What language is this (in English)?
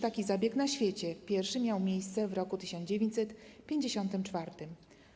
Polish